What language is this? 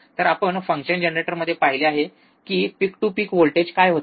Marathi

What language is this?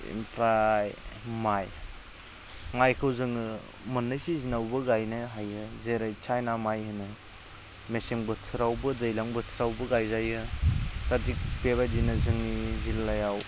Bodo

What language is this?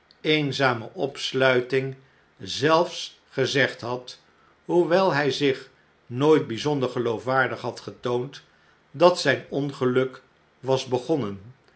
Dutch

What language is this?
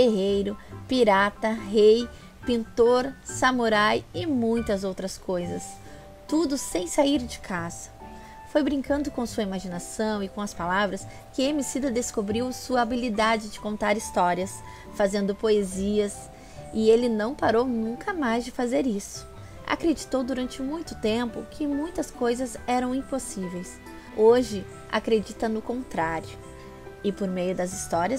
Portuguese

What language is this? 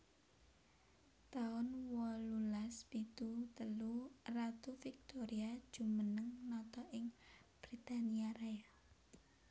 Javanese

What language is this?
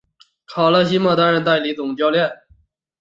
Chinese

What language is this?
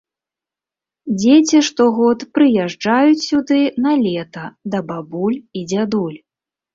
Belarusian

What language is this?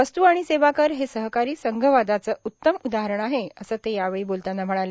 Marathi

